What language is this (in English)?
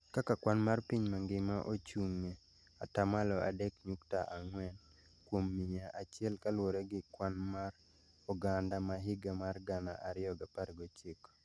Luo (Kenya and Tanzania)